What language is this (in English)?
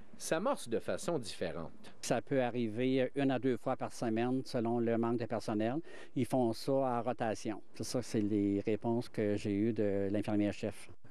French